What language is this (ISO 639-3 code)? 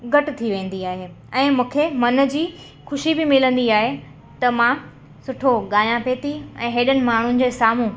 snd